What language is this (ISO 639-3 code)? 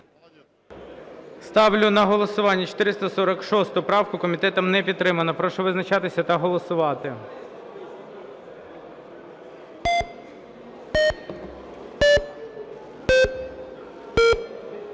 ukr